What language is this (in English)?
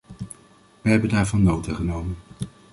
Dutch